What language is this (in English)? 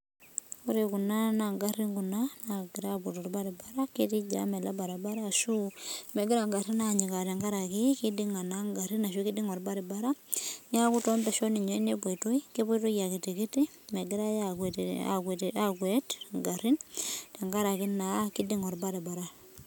Masai